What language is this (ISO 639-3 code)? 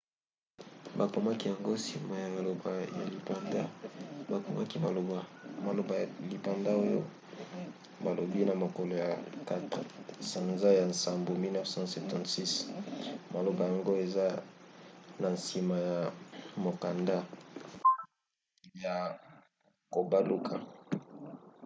lin